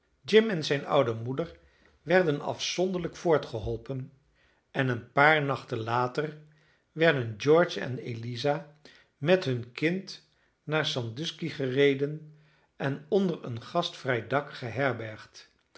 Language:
Dutch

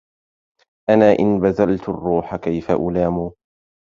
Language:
Arabic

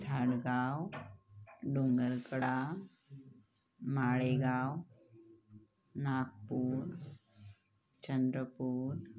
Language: Marathi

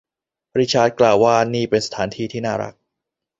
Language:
Thai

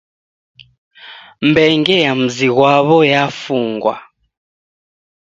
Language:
Taita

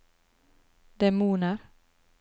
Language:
Norwegian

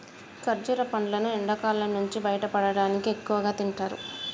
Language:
Telugu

